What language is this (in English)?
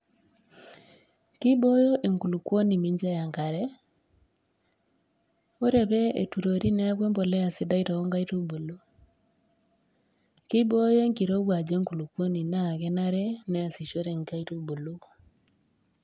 Masai